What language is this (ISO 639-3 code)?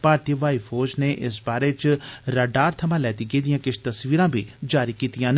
doi